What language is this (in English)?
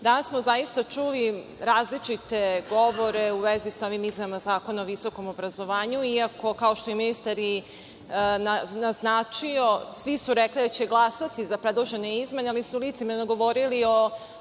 Serbian